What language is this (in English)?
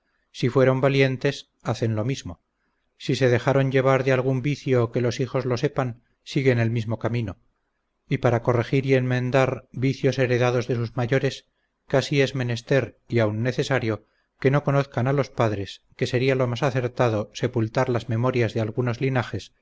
Spanish